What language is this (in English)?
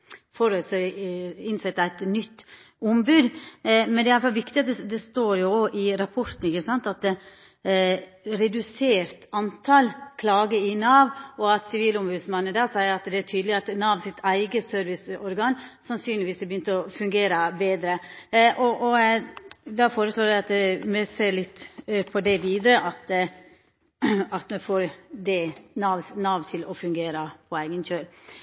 Norwegian Nynorsk